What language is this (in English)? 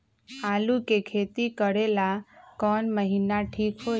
Magahi